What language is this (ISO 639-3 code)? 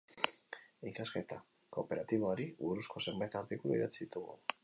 eus